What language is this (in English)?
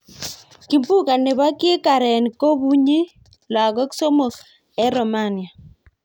Kalenjin